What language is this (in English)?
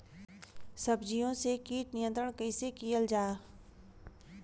Bhojpuri